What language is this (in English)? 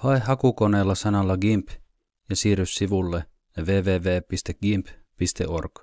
Finnish